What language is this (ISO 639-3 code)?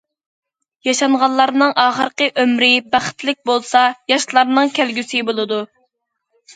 uig